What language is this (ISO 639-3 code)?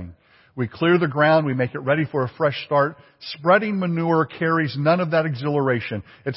eng